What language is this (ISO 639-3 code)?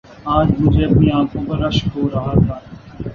urd